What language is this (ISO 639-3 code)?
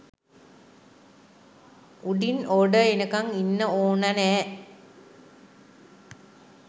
sin